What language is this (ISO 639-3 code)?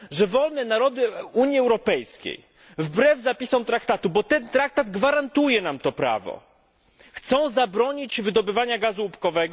pol